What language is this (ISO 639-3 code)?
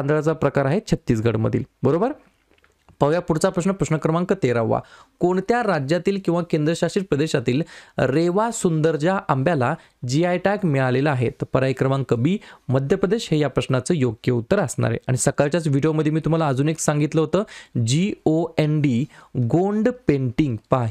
hin